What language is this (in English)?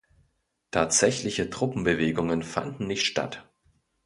German